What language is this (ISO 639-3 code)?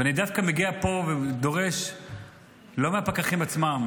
heb